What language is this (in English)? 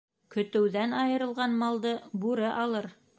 Bashkir